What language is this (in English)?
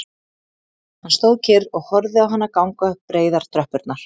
Icelandic